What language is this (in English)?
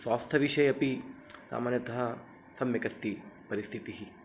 Sanskrit